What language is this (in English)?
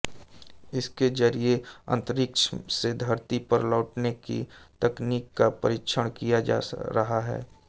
Hindi